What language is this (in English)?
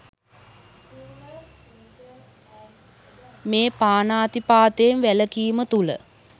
Sinhala